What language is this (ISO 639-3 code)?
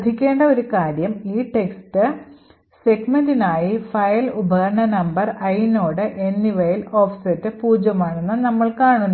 mal